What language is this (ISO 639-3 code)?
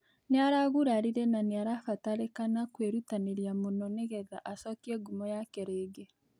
kik